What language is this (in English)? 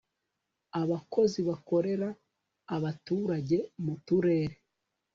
Kinyarwanda